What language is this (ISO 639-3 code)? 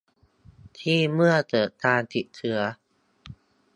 tha